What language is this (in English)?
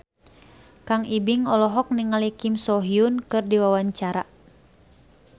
Sundanese